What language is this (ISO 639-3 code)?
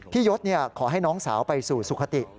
tha